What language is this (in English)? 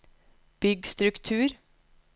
Norwegian